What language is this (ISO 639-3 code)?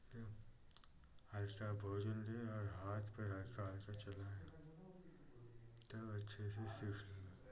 hin